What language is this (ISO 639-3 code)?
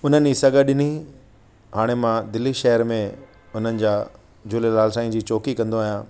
snd